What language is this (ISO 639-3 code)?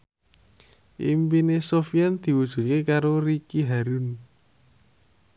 jav